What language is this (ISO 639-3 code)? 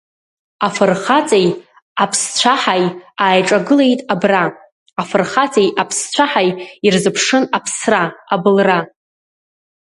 abk